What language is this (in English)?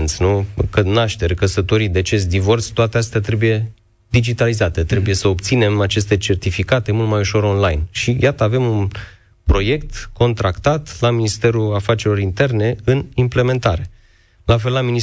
Romanian